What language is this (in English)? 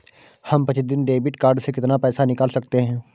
Hindi